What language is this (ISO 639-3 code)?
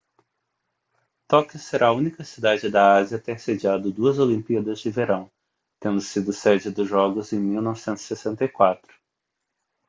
por